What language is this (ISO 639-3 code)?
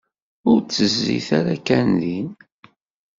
kab